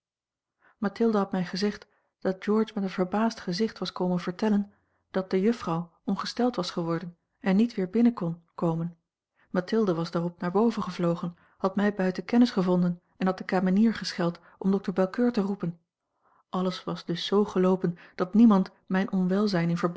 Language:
Dutch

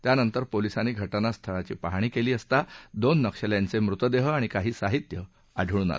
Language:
Marathi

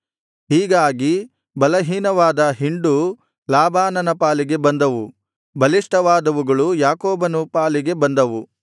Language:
Kannada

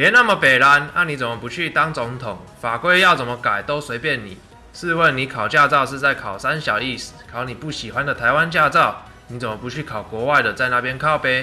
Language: Chinese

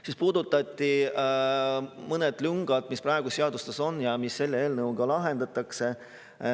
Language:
Estonian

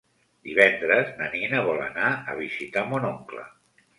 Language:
Catalan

